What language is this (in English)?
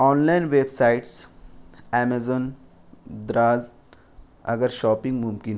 Urdu